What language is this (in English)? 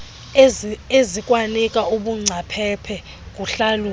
Xhosa